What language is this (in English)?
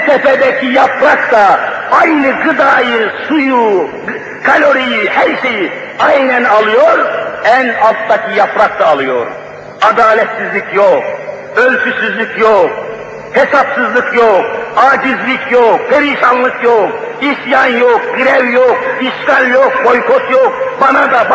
Turkish